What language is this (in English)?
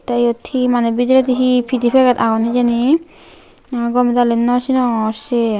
Chakma